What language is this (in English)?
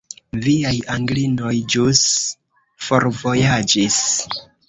Esperanto